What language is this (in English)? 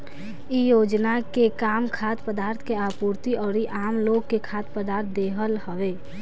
Bhojpuri